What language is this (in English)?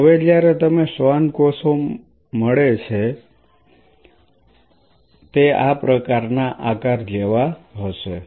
Gujarati